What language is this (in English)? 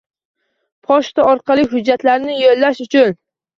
Uzbek